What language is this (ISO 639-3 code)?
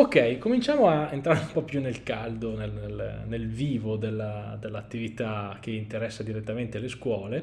ita